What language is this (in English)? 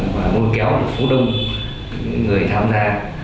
Vietnamese